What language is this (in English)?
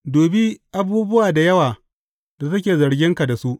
Hausa